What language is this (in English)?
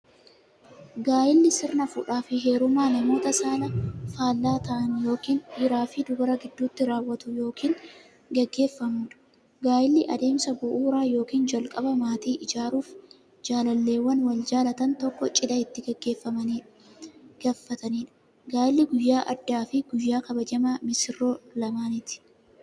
Oromo